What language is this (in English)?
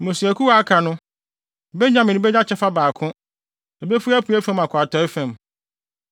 Akan